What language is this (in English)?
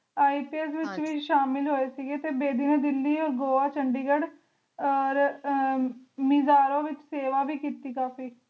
Punjabi